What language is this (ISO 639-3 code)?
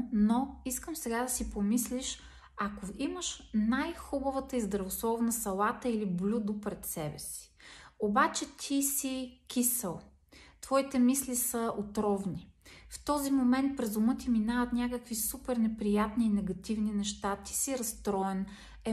bul